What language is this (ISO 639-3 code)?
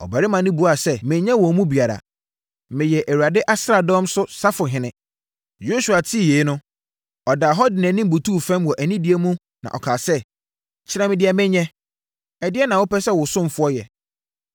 aka